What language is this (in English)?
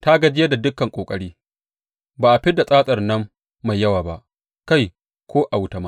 Hausa